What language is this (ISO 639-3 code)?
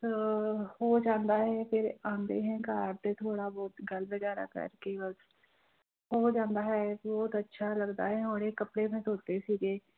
pan